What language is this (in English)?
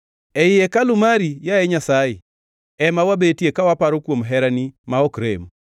Luo (Kenya and Tanzania)